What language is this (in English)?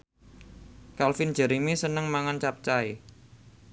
Javanese